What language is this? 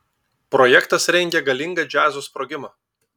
Lithuanian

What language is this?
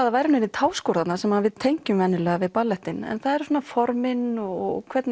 Icelandic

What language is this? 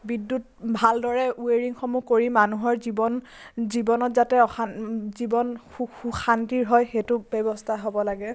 Assamese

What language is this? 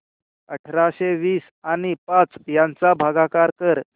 Marathi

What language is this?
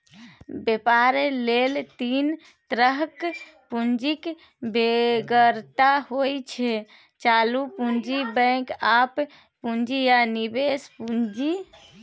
Maithili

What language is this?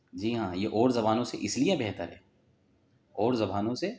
Urdu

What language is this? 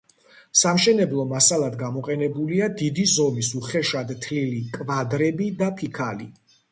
Georgian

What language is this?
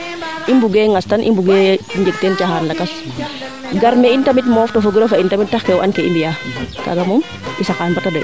Serer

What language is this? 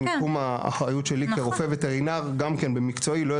Hebrew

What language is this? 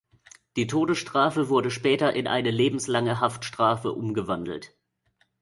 German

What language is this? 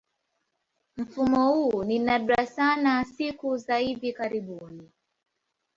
Swahili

